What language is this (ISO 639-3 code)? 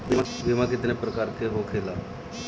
bho